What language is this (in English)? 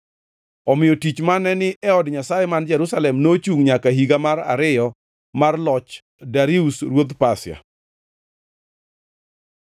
Luo (Kenya and Tanzania)